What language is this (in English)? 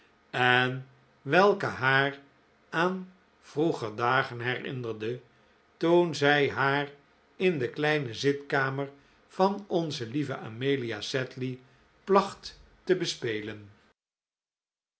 Dutch